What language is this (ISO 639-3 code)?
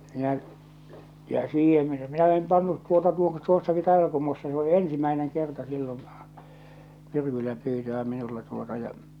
fin